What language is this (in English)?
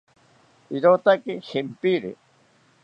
South Ucayali Ashéninka